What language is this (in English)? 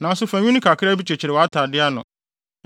Akan